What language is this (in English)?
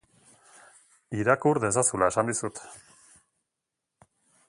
Basque